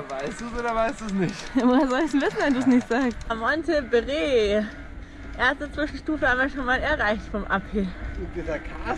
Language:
German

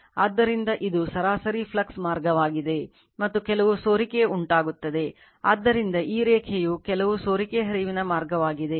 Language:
Kannada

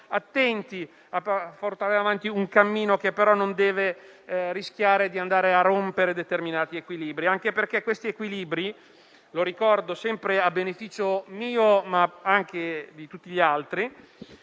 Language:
Italian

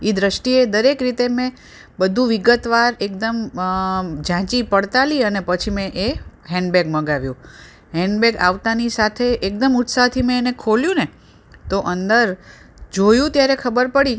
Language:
Gujarati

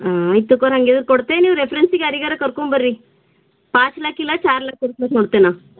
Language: Kannada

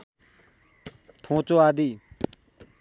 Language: Nepali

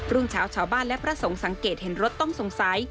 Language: Thai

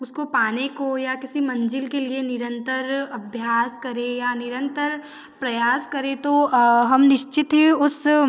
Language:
Hindi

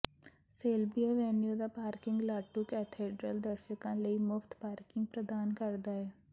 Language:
Punjabi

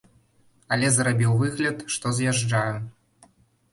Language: Belarusian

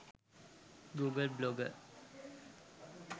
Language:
Sinhala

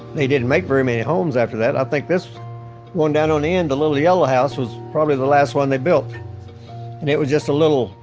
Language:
English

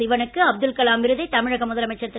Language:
Tamil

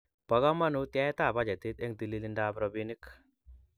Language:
Kalenjin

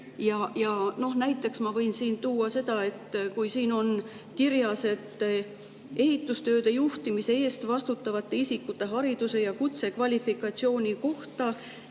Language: Estonian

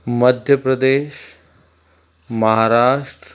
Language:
Sindhi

